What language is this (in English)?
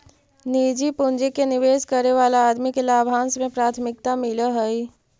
Magahi